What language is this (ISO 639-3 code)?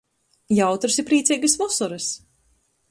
ltg